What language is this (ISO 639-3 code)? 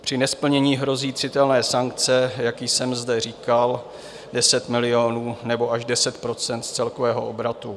ces